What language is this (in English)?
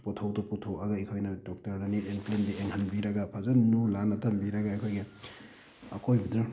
Manipuri